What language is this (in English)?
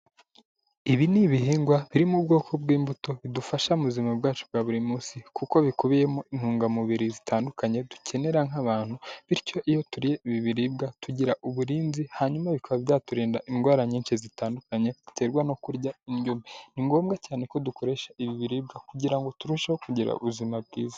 Kinyarwanda